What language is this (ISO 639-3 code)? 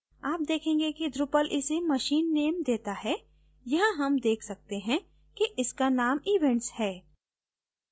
hin